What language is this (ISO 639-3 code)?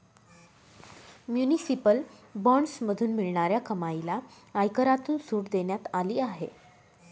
mar